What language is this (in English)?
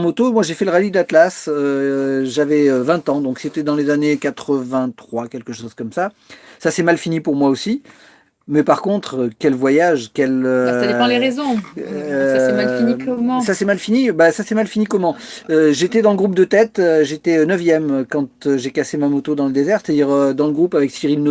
French